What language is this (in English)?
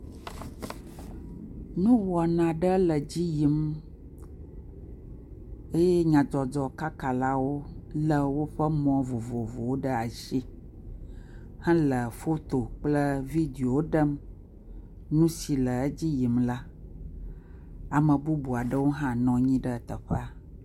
Ewe